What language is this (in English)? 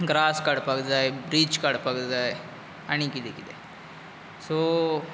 Konkani